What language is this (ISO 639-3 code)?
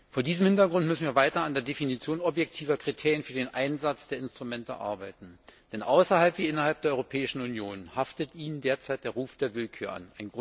deu